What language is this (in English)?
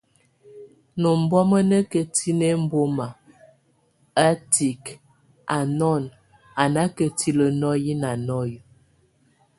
Tunen